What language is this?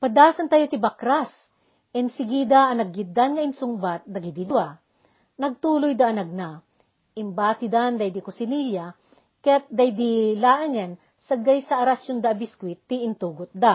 Filipino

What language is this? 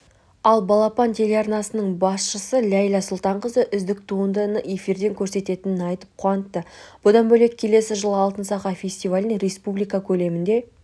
Kazakh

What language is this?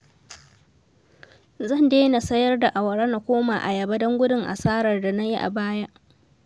Hausa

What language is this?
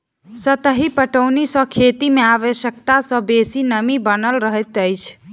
Maithili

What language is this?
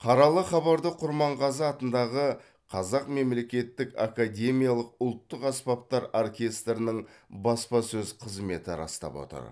Kazakh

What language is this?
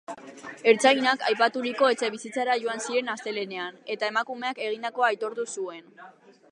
Basque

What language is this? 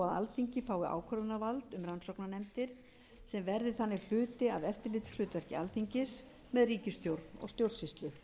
Icelandic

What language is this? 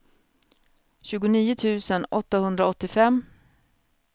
Swedish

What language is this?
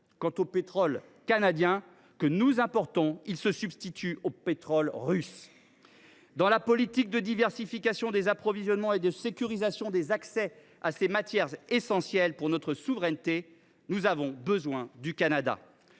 French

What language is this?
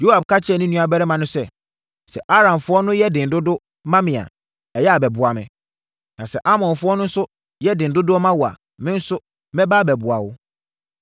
Akan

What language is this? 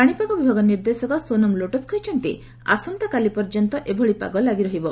Odia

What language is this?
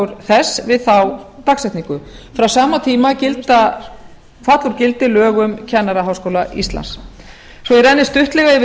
Icelandic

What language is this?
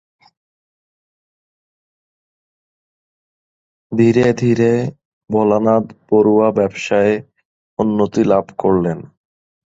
Bangla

